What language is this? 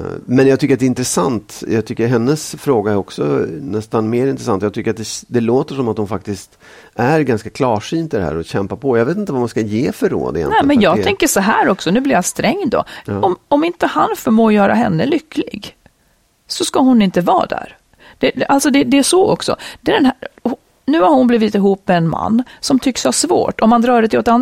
Swedish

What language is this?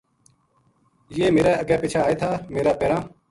Gujari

